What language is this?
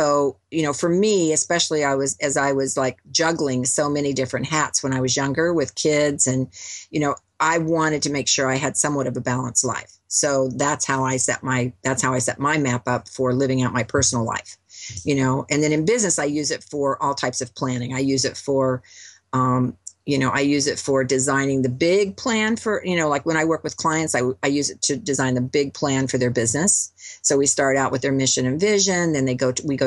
English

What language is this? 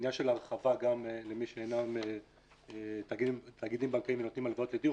Hebrew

